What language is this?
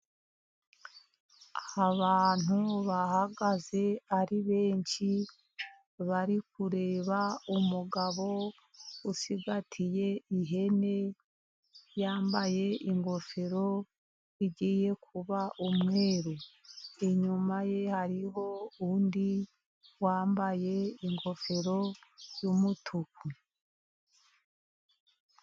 Kinyarwanda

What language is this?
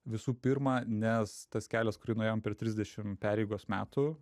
Lithuanian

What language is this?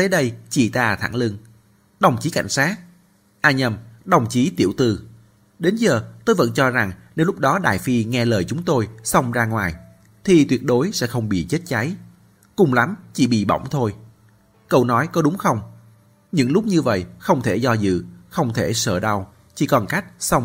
Vietnamese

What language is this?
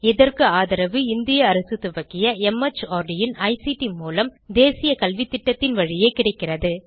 Tamil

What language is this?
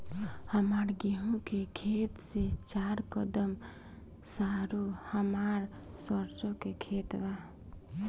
Bhojpuri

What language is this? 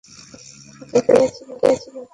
Bangla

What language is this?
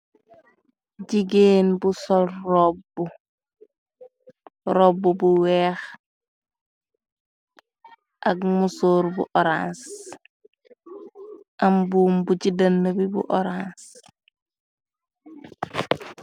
Wolof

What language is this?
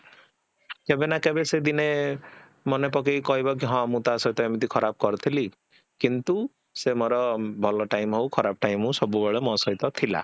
Odia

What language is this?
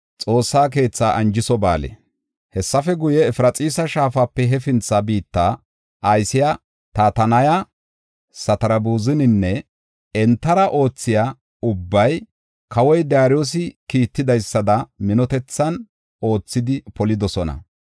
Gofa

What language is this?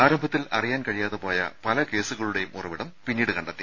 Malayalam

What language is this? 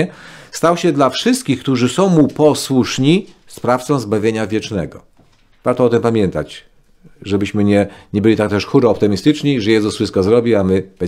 Polish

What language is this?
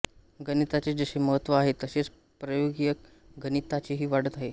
Marathi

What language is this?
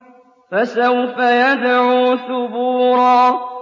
Arabic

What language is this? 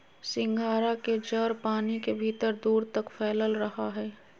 Magahi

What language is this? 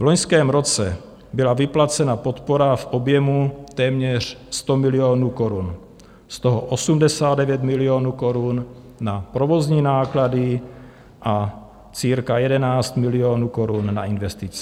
Czech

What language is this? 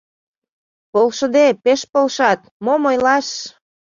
Mari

